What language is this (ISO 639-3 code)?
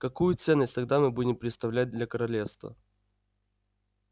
rus